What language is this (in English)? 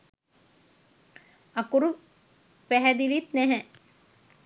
Sinhala